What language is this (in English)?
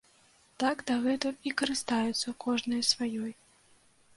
Belarusian